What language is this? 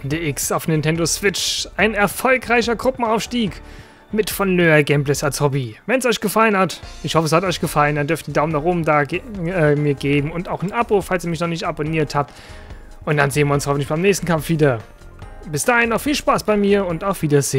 German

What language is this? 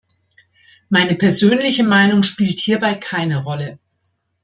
German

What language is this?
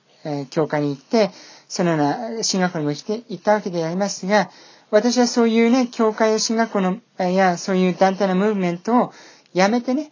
Japanese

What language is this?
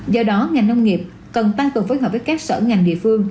Vietnamese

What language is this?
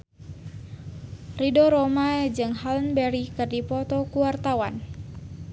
Sundanese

